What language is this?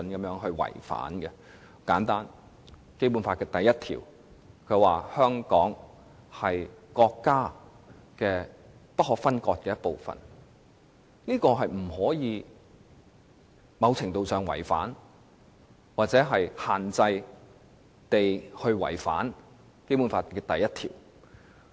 Cantonese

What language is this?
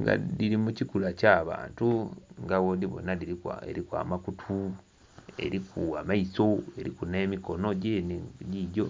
Soga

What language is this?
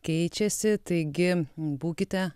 Lithuanian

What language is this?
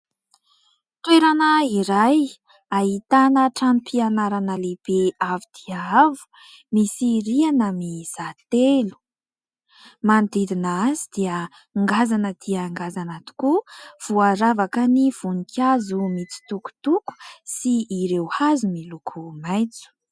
Malagasy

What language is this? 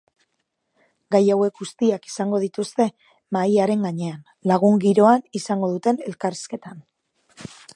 Basque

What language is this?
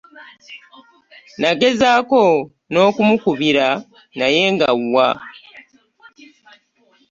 Ganda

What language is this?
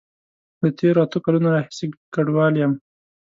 Pashto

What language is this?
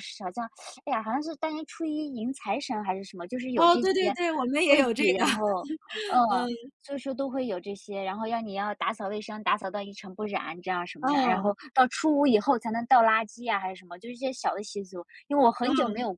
Chinese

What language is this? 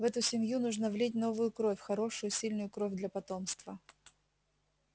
Russian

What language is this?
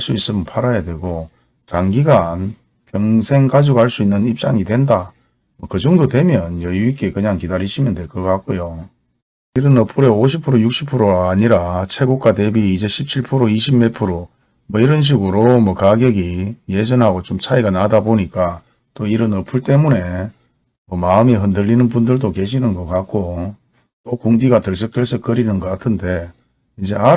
Korean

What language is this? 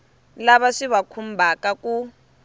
Tsonga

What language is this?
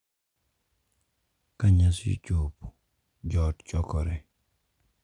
Luo (Kenya and Tanzania)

